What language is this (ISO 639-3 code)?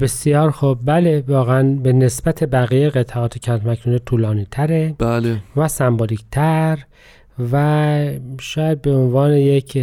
fas